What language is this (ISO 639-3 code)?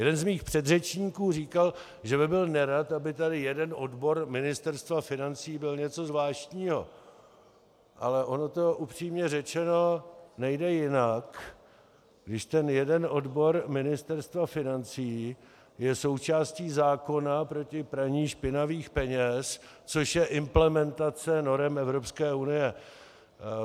ces